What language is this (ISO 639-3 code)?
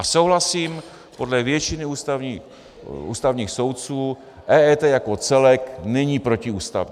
ces